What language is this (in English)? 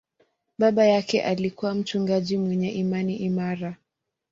Swahili